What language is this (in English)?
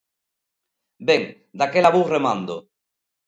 Galician